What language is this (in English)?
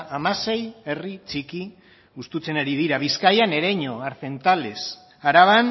Basque